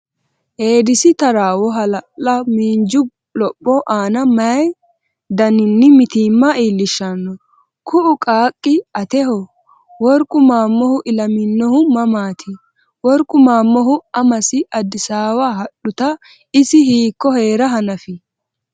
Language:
Sidamo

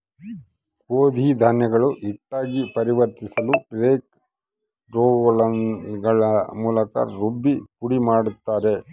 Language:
Kannada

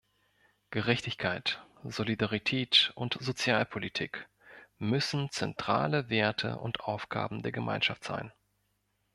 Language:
German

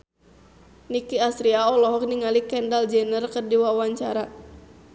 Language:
Sundanese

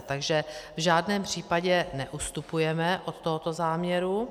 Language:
Czech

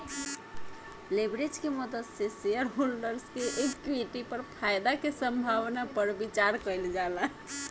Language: Bhojpuri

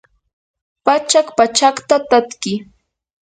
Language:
Yanahuanca Pasco Quechua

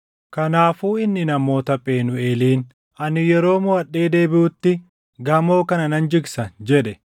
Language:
Oromo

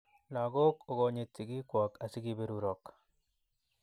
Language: Kalenjin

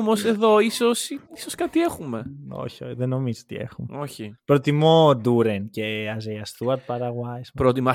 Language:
Greek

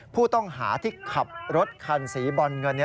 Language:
Thai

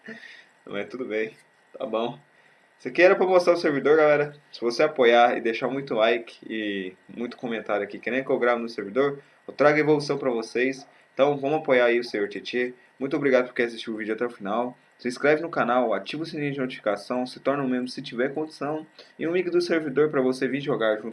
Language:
Portuguese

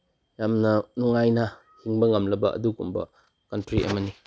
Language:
Manipuri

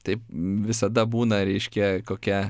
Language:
Lithuanian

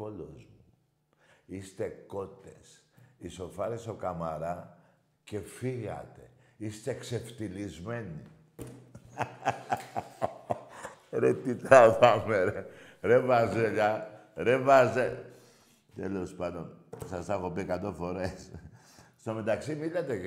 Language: Greek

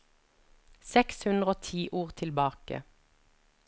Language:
Norwegian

